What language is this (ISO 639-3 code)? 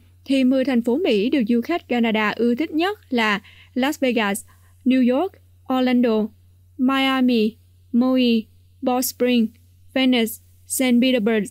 vie